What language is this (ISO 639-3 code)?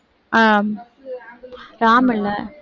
tam